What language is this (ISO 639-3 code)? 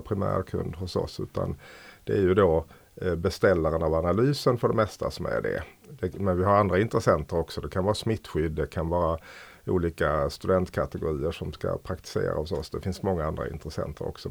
swe